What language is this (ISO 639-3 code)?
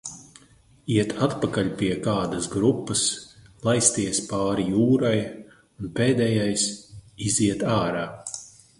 lav